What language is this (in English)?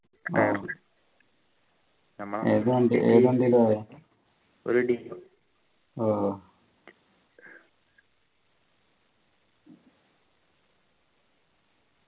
Malayalam